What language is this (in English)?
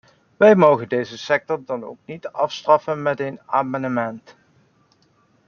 Dutch